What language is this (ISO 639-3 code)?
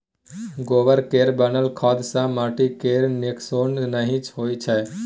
mai